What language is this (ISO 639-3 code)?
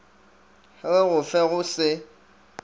nso